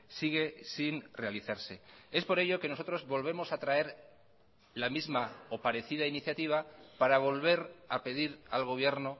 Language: Spanish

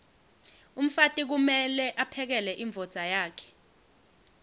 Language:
Swati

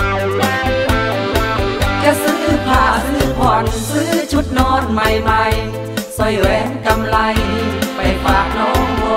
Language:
Thai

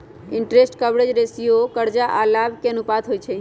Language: Magahi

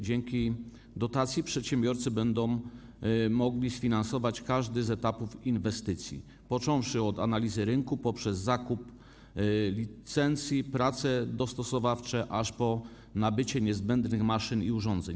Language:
Polish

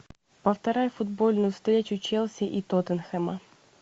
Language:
Russian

